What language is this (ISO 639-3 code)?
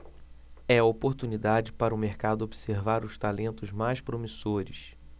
por